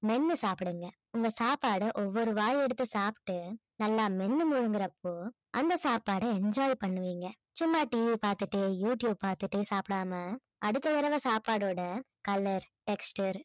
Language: Tamil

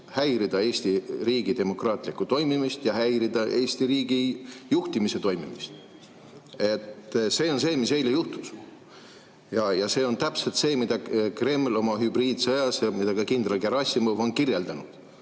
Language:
Estonian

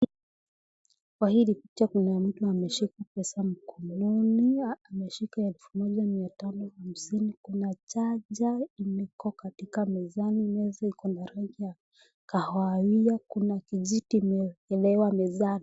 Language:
Swahili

